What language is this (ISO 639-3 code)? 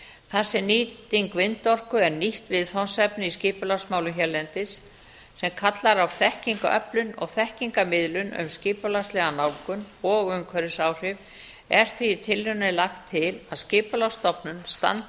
isl